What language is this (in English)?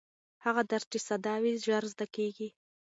Pashto